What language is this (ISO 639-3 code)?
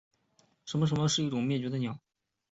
zho